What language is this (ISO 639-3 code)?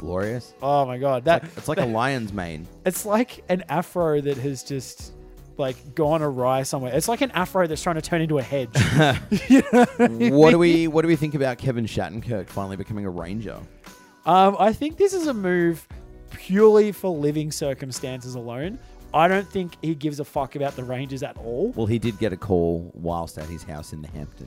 eng